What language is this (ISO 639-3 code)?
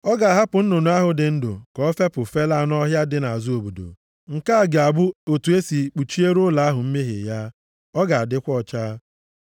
ibo